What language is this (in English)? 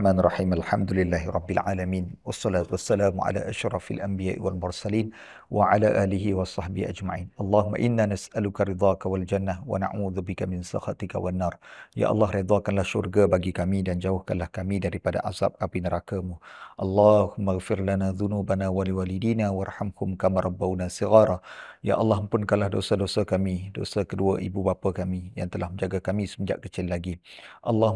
Malay